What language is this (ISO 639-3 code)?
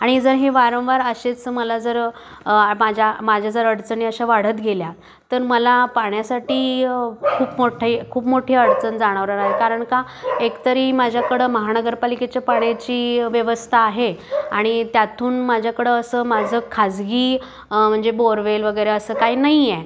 mar